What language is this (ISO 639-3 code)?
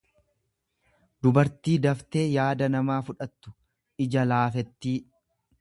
orm